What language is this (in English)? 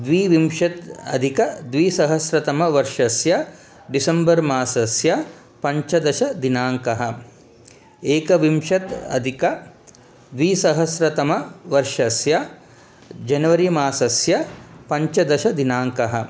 Sanskrit